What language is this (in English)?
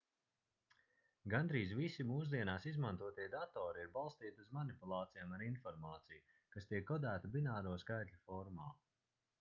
Latvian